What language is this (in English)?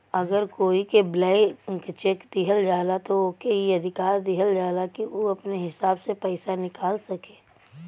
Bhojpuri